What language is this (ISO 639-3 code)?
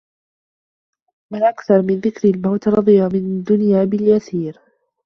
ara